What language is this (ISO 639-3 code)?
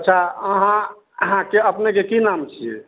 mai